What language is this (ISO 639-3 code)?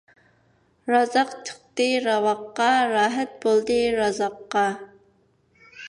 uig